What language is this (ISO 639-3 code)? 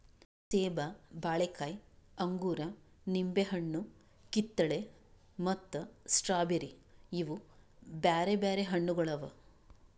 kan